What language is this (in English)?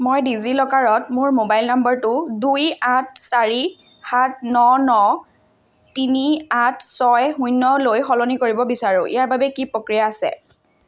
Assamese